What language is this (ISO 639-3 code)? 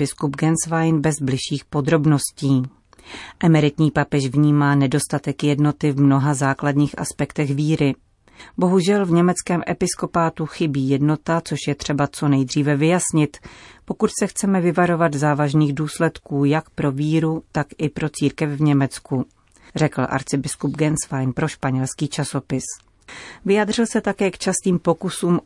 ces